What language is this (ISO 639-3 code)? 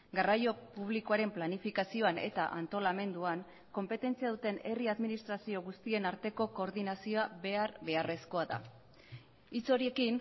eus